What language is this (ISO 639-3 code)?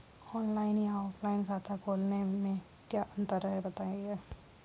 hin